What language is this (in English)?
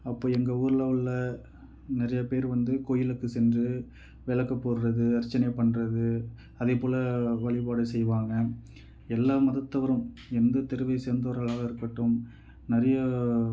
Tamil